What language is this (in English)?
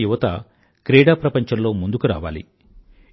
Telugu